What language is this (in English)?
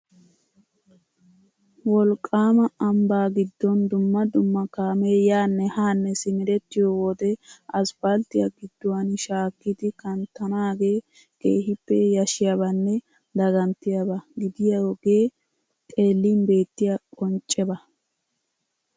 Wolaytta